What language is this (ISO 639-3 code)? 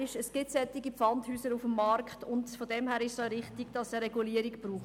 gsw